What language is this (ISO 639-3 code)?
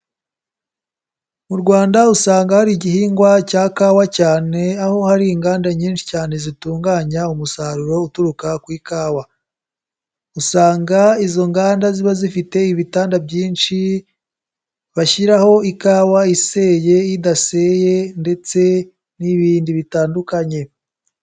kin